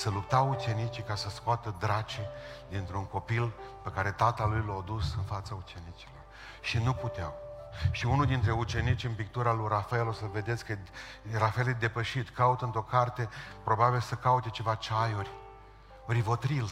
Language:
Romanian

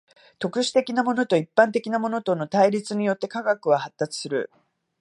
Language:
Japanese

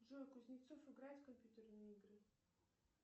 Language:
Russian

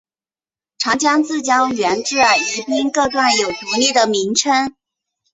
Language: Chinese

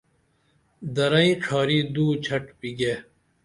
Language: Dameli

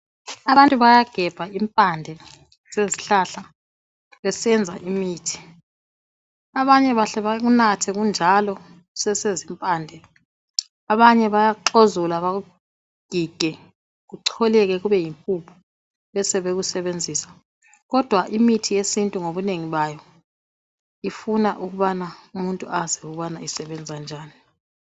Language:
North Ndebele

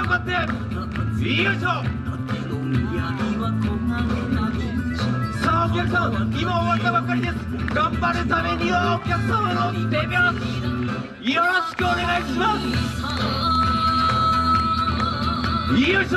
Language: Japanese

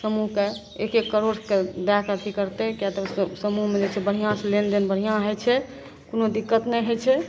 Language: Maithili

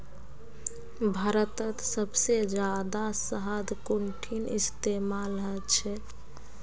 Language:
Magahi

